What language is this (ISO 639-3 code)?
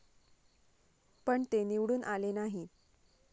mar